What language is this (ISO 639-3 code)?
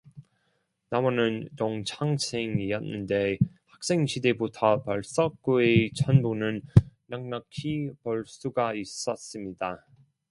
kor